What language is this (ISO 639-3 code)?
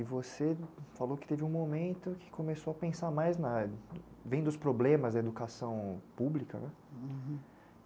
por